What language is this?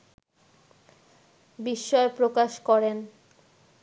Bangla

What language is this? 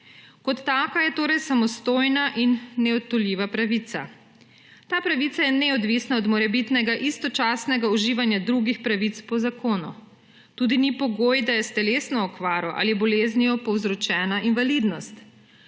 Slovenian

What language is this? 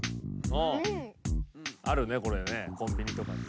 Japanese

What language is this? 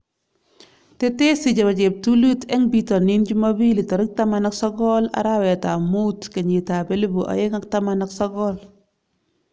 Kalenjin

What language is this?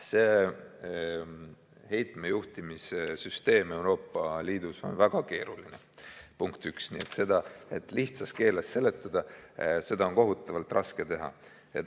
Estonian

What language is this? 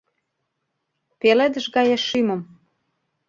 Mari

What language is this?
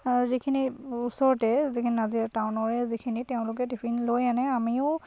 Assamese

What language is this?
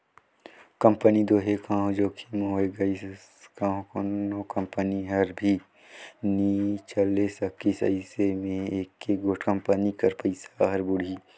Chhattisgarhi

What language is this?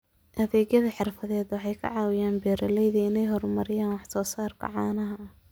Somali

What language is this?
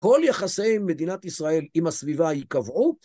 Hebrew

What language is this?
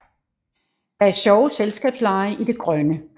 Danish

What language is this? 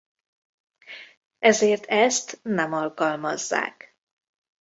Hungarian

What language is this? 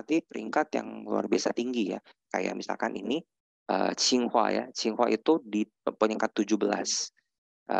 Indonesian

